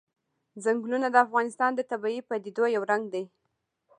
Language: Pashto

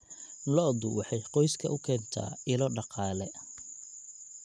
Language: Somali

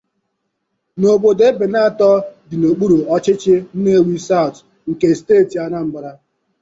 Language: Igbo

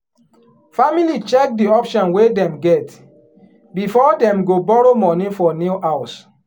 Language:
Nigerian Pidgin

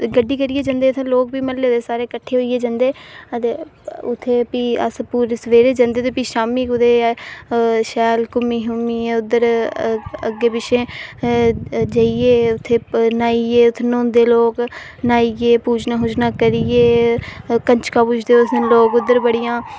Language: Dogri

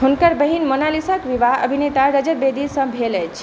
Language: Maithili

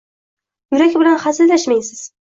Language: Uzbek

